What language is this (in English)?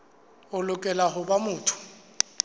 Southern Sotho